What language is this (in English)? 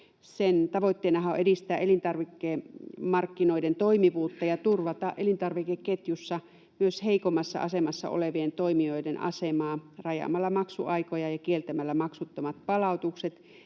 Finnish